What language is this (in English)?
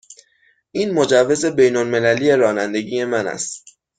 Persian